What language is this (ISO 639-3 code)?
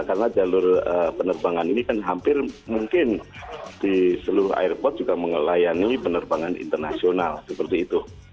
ind